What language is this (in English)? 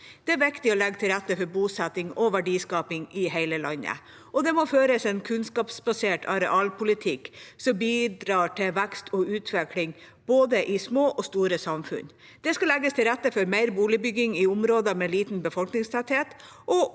Norwegian